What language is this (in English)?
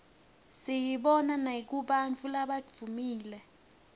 Swati